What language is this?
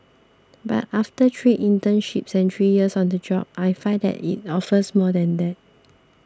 English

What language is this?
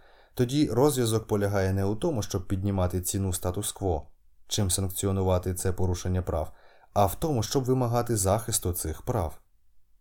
Ukrainian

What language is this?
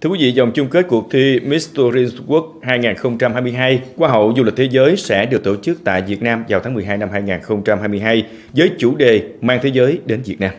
Vietnamese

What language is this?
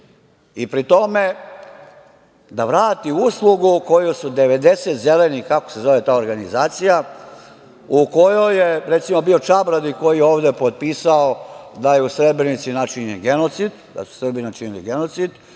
Serbian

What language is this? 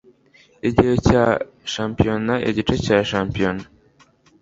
Kinyarwanda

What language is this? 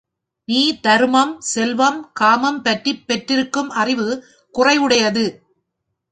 Tamil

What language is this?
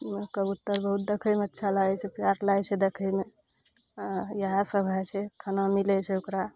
Maithili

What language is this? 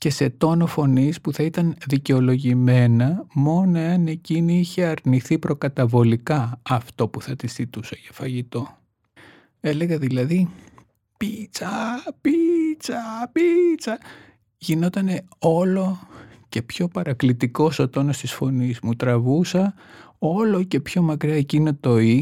Greek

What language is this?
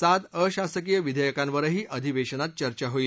Marathi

